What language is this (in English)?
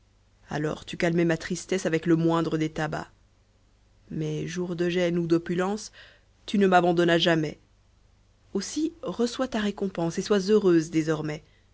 French